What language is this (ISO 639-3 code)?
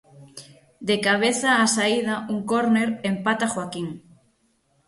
glg